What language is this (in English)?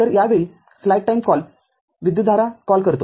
Marathi